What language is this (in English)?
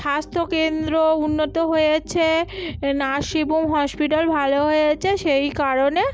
Bangla